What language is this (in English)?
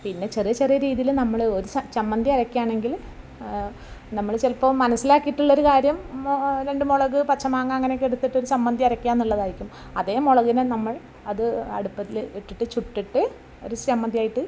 Malayalam